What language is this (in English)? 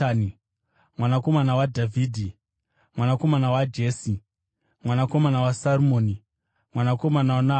Shona